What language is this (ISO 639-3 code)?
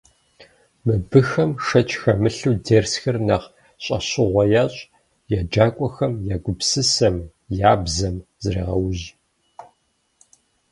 kbd